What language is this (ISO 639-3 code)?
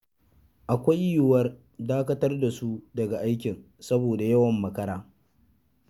hau